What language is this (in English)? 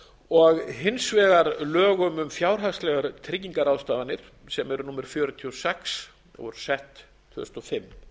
Icelandic